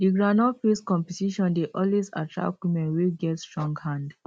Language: Nigerian Pidgin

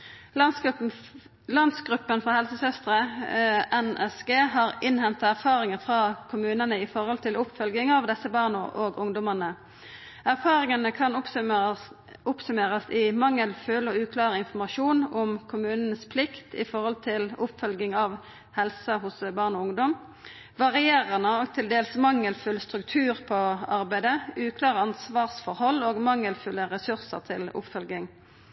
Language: Norwegian Nynorsk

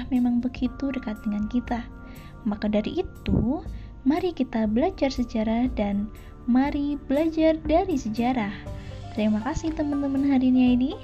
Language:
Indonesian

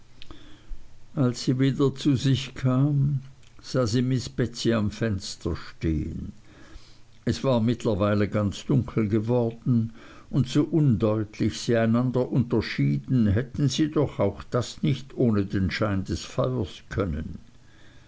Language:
German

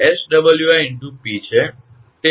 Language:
Gujarati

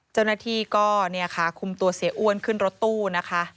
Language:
Thai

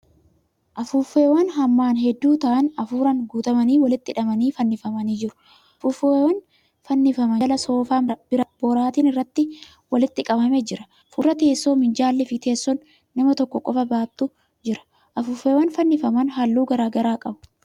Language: Oromo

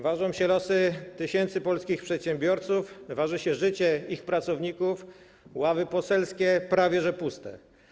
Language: Polish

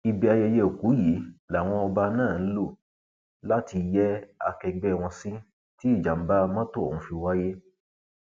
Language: Yoruba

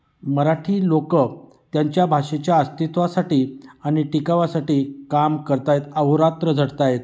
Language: Marathi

